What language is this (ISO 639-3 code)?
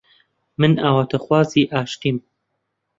ckb